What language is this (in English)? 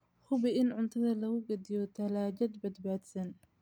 Somali